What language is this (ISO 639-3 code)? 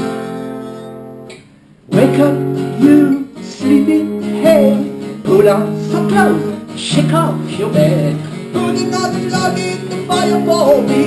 eng